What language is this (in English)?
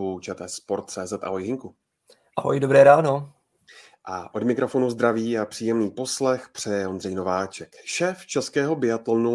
Czech